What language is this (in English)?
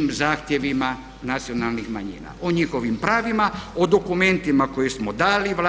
Croatian